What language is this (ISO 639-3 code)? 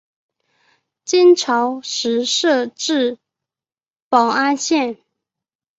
zho